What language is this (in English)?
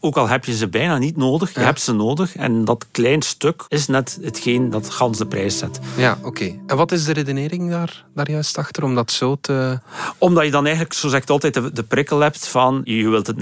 Dutch